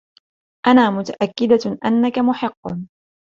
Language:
Arabic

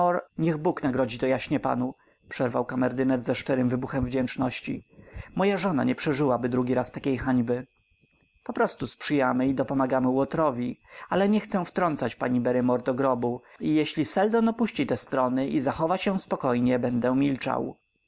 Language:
Polish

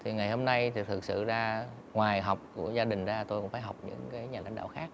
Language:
Vietnamese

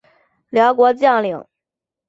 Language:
Chinese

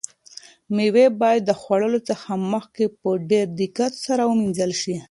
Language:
Pashto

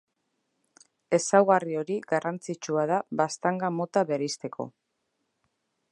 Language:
Basque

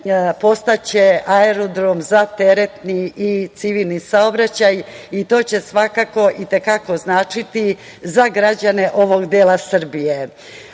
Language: Serbian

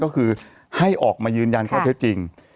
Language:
Thai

